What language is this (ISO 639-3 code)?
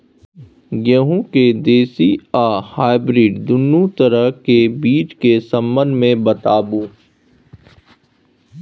mai